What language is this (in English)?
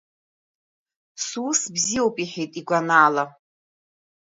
Abkhazian